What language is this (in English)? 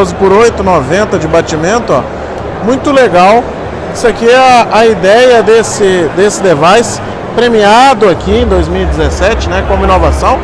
Portuguese